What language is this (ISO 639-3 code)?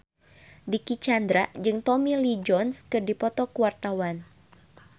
sun